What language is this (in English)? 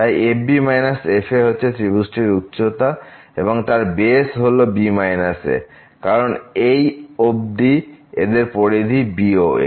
Bangla